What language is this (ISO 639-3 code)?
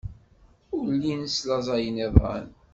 kab